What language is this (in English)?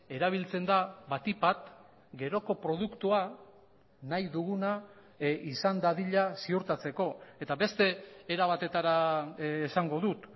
Basque